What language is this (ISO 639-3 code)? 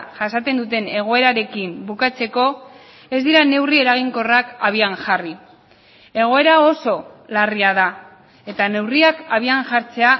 eus